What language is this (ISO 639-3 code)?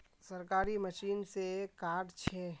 mag